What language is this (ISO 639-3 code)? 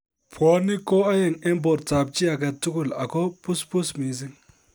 kln